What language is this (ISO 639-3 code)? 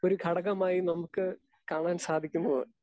mal